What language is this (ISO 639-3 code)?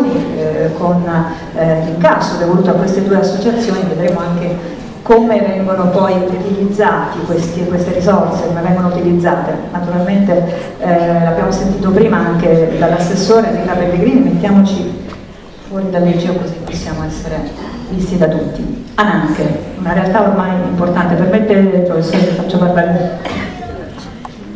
ita